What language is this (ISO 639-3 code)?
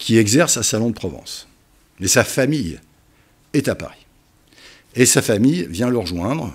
fra